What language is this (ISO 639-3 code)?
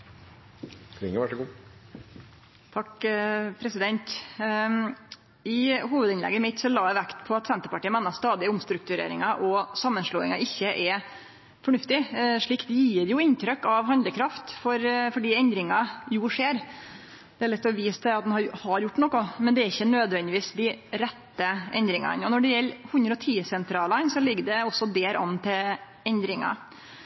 nno